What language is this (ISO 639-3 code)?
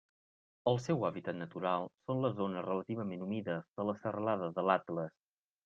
cat